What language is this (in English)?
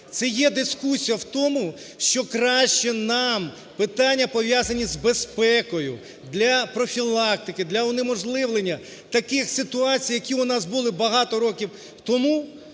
Ukrainian